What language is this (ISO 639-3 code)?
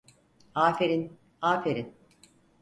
tur